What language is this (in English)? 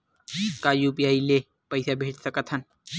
Chhattisgarhi